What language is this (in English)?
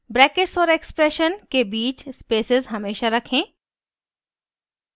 Hindi